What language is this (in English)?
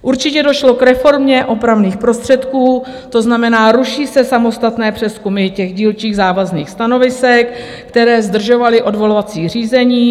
Czech